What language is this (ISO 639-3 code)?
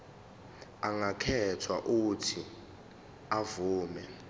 zul